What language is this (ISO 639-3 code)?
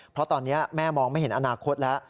tha